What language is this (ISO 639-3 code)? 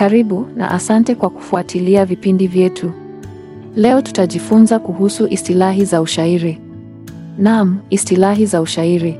swa